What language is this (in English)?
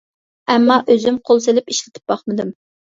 Uyghur